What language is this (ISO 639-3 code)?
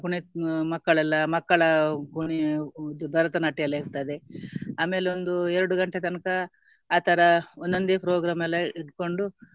kan